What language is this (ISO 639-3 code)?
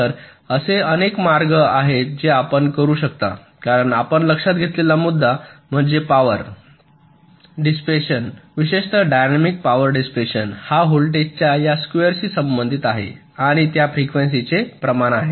mar